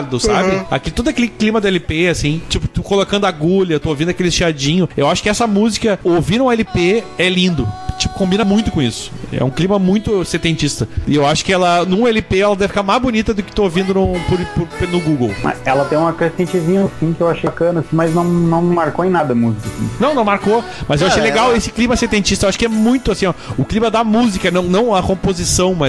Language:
Portuguese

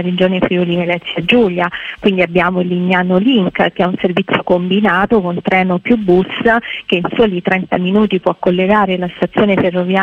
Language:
Italian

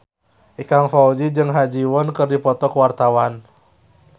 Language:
Sundanese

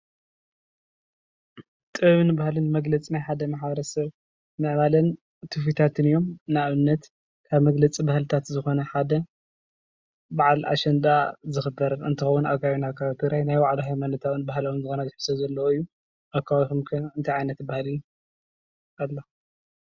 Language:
Tigrinya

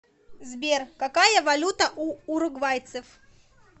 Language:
Russian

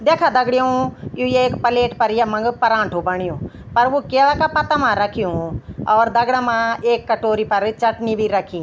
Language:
Garhwali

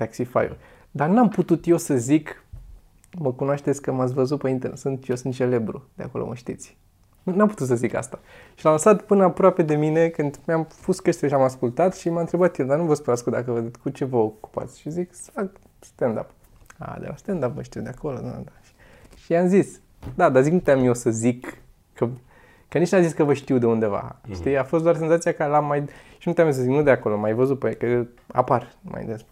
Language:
Romanian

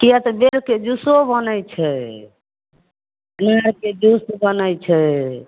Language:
Maithili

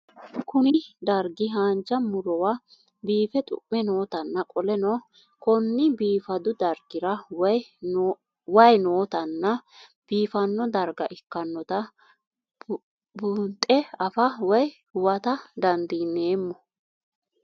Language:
Sidamo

